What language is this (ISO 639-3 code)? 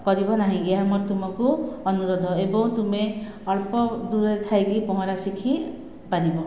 ori